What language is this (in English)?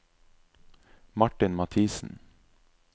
Norwegian